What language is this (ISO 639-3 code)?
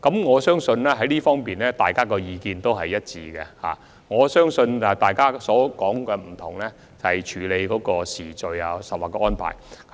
yue